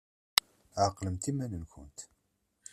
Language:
Kabyle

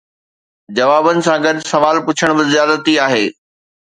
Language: Sindhi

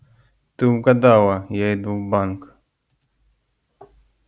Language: Russian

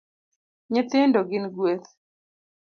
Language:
Luo (Kenya and Tanzania)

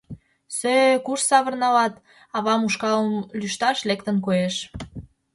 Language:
Mari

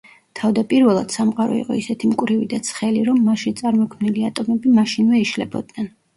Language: Georgian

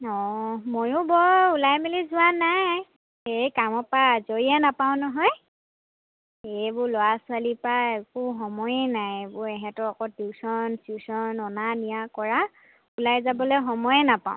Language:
Assamese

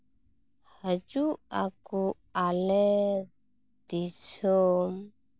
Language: Santali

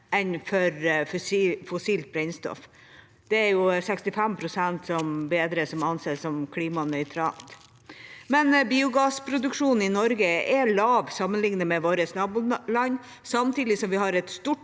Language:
Norwegian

